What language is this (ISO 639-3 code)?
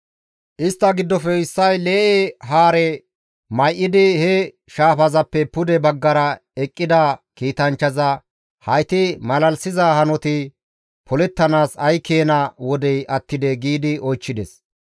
gmv